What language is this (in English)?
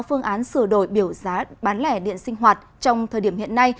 Vietnamese